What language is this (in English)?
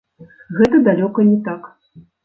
Belarusian